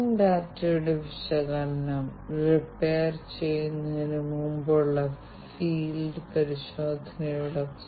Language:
Malayalam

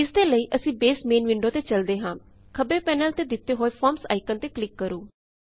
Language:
Punjabi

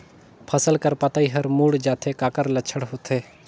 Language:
Chhattisgarhi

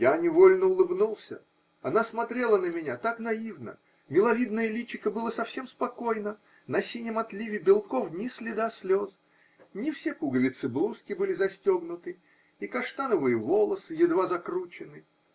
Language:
Russian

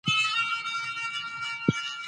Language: Pashto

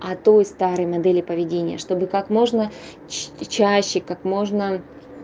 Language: Russian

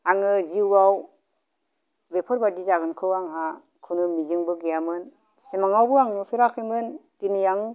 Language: Bodo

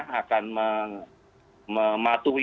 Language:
Indonesian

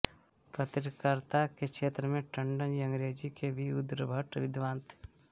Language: Hindi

